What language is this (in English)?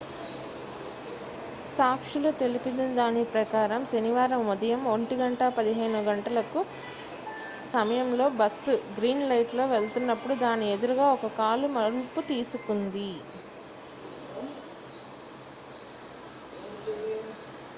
Telugu